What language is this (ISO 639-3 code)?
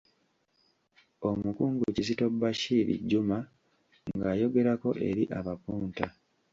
lug